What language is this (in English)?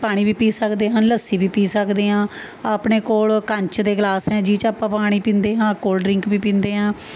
Punjabi